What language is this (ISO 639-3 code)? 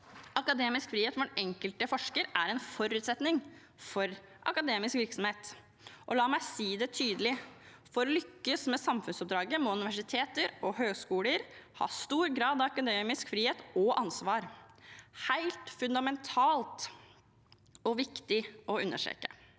nor